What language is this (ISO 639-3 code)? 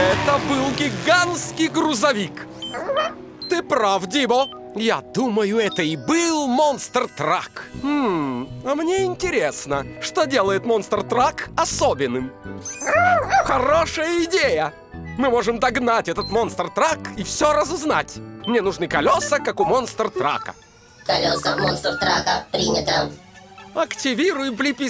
rus